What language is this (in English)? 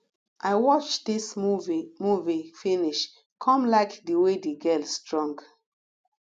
Nigerian Pidgin